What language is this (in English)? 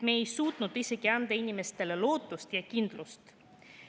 Estonian